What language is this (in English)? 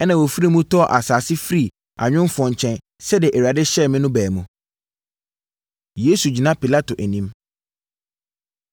Akan